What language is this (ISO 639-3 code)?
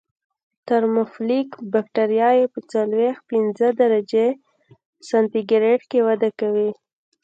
pus